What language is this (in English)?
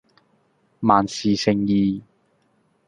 Cantonese